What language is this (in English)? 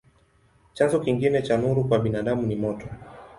Swahili